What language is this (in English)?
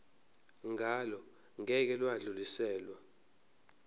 Zulu